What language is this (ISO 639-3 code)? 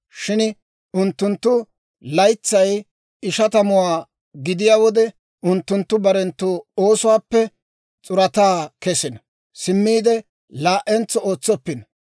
dwr